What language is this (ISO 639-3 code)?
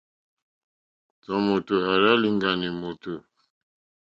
bri